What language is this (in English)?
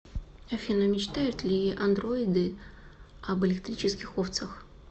Russian